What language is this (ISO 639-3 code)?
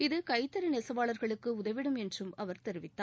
tam